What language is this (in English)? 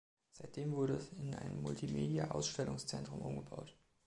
German